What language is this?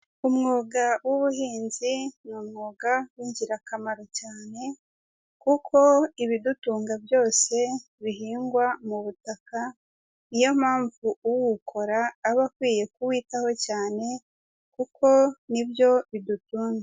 Kinyarwanda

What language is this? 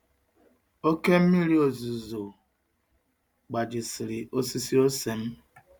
Igbo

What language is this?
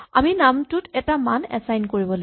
Assamese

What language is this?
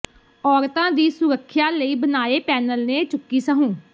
Punjabi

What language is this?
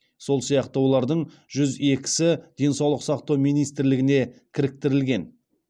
Kazakh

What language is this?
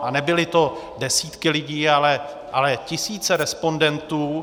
Czech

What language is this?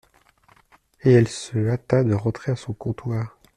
French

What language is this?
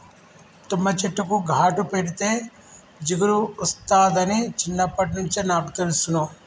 Telugu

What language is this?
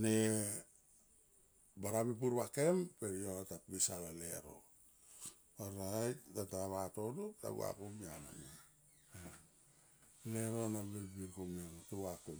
Tomoip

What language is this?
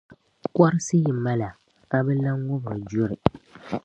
Dagbani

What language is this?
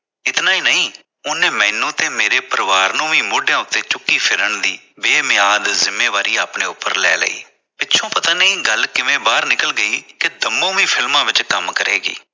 Punjabi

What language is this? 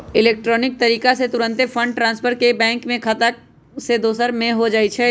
Magahi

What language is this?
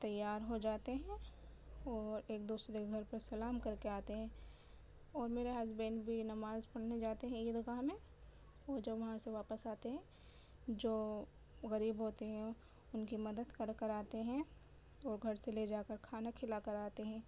Urdu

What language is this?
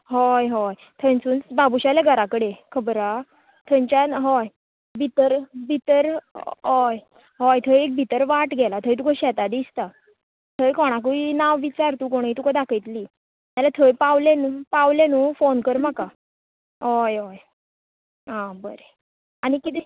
Konkani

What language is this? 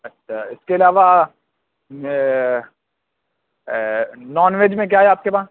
Urdu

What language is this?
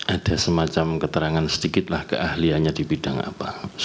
Indonesian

